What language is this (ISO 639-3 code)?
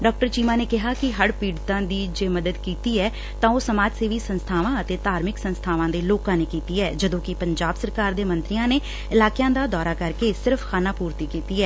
pan